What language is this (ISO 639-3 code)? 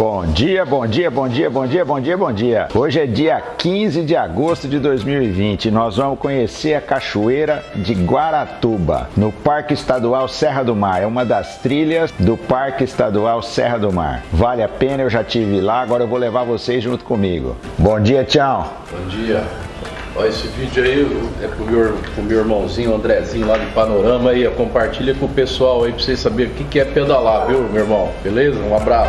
por